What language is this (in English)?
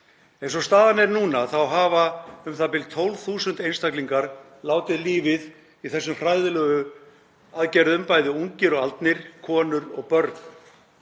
Icelandic